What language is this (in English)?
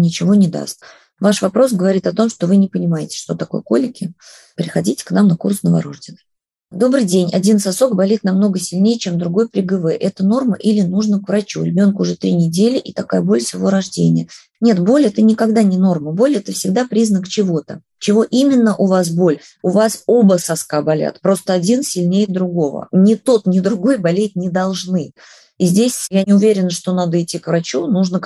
Russian